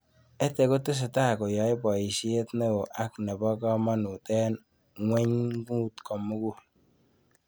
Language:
Kalenjin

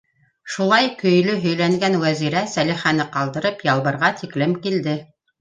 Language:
Bashkir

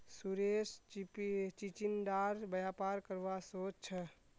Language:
Magahi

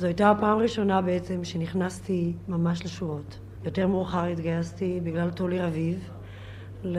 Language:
Hebrew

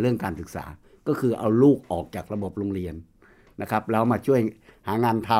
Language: Thai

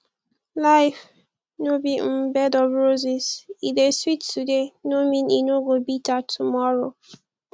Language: Nigerian Pidgin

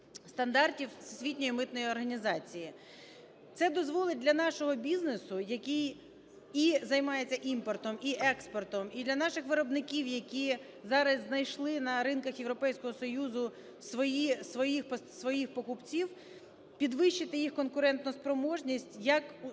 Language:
Ukrainian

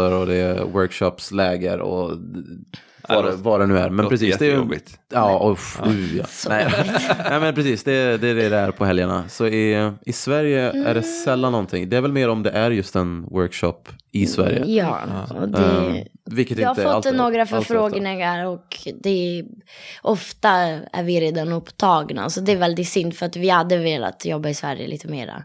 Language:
Swedish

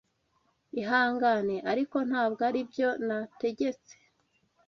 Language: Kinyarwanda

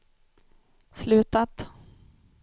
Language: Swedish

